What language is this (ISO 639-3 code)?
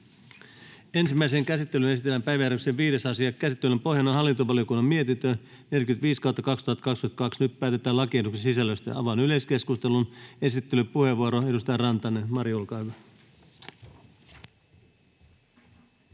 fin